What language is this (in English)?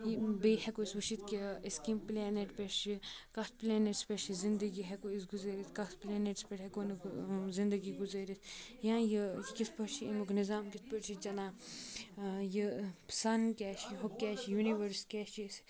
Kashmiri